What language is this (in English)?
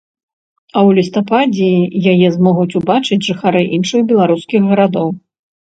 Belarusian